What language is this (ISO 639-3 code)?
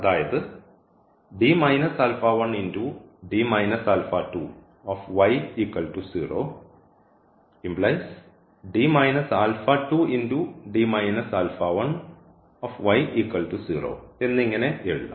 mal